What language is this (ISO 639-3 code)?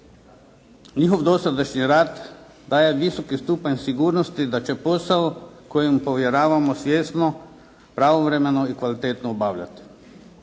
hrv